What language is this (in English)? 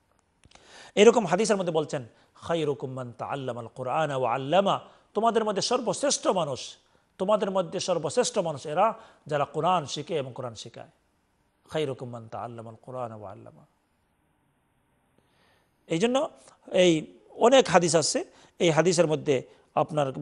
Arabic